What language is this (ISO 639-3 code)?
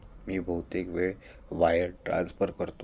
mar